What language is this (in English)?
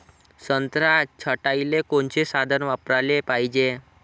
Marathi